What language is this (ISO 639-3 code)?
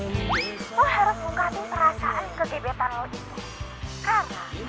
ind